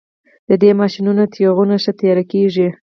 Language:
Pashto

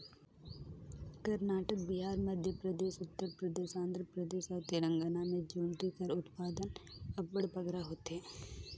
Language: Chhattisgarhi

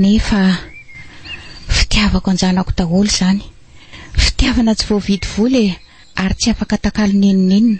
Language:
Romanian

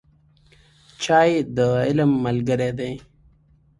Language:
Pashto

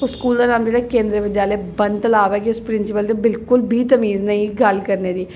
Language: Dogri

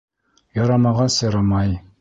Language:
Bashkir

